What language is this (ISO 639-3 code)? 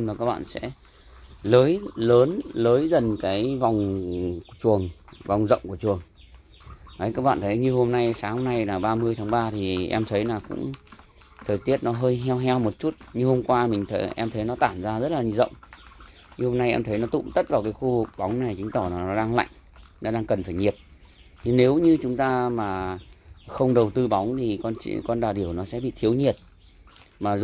vie